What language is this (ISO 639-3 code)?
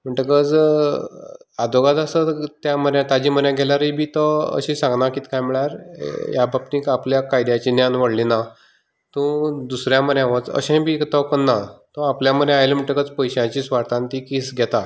kok